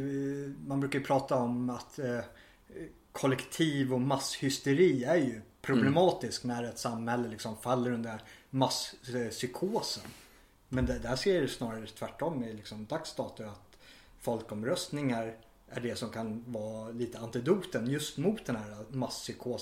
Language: Swedish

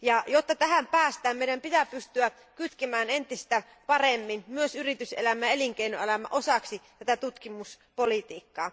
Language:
Finnish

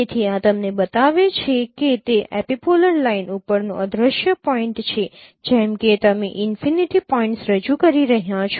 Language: Gujarati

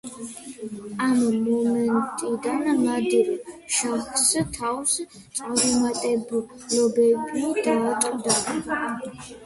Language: Georgian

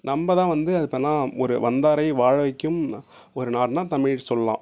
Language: Tamil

